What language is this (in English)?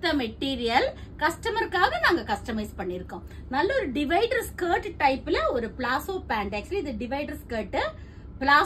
Tamil